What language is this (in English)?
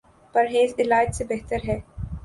Urdu